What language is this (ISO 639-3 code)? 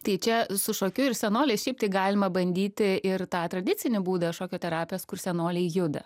lit